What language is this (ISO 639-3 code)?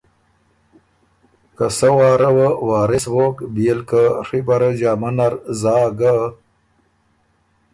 oru